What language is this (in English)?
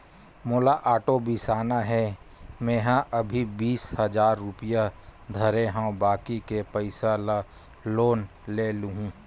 Chhattisgarhi